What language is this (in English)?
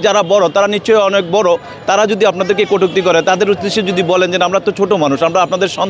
Bangla